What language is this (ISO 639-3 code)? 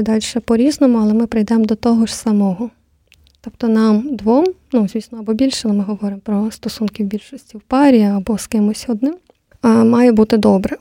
ukr